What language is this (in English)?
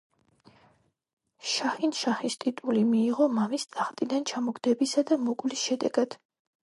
Georgian